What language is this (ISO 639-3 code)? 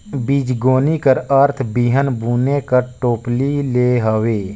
hne